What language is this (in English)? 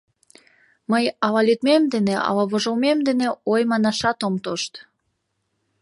Mari